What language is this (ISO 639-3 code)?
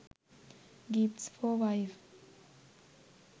sin